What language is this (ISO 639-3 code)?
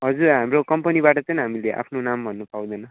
nep